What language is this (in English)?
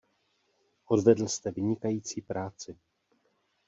Czech